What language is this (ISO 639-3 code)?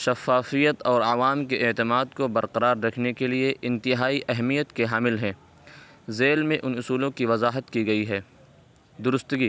urd